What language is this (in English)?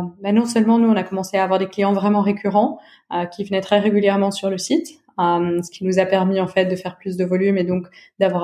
French